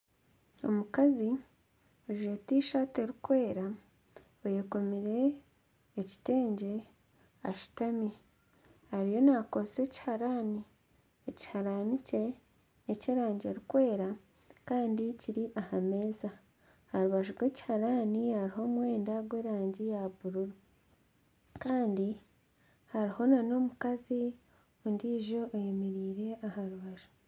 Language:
Nyankole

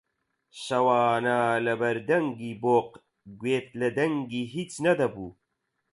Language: Central Kurdish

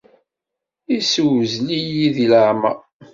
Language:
Kabyle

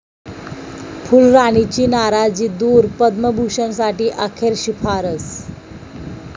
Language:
Marathi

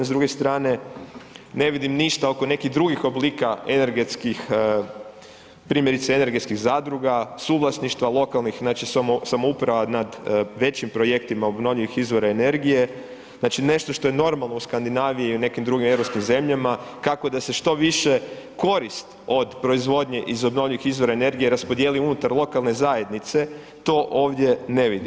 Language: Croatian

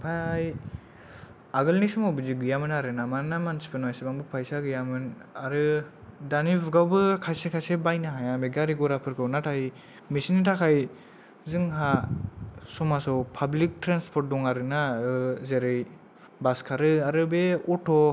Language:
Bodo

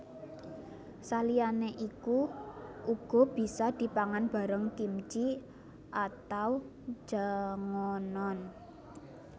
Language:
Javanese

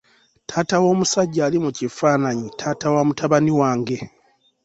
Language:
Ganda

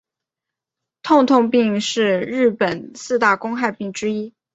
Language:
Chinese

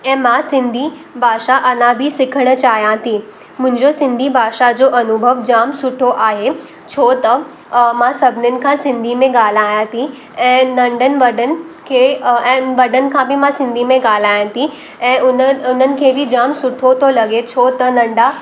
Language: Sindhi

